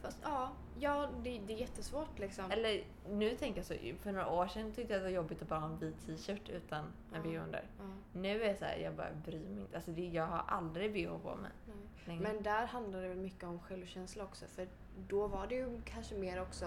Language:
Swedish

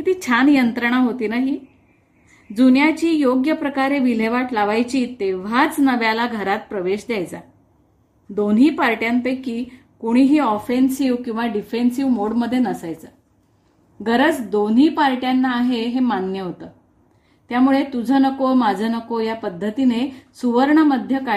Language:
Marathi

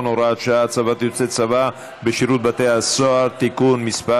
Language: Hebrew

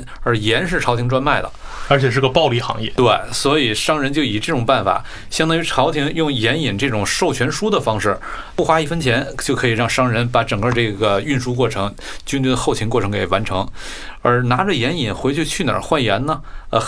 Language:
Chinese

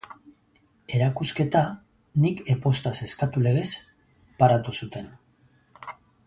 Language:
Basque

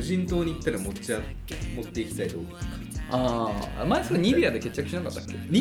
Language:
Japanese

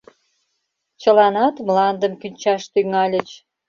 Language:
Mari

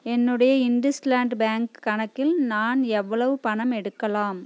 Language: Tamil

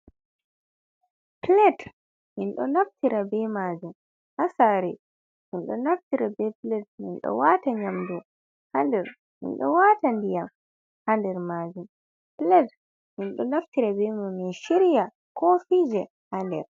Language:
Fula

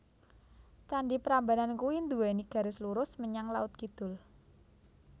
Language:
Javanese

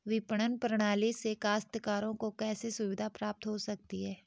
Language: Hindi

